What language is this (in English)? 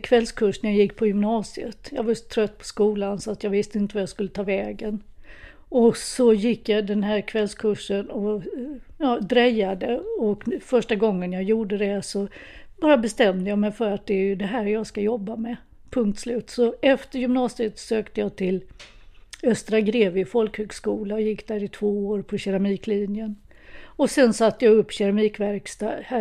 Swedish